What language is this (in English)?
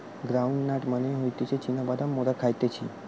Bangla